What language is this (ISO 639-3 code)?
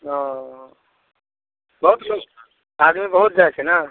mai